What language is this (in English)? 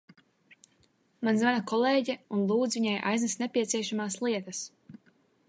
Latvian